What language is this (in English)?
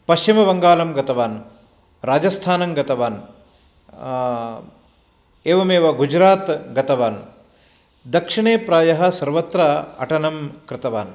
Sanskrit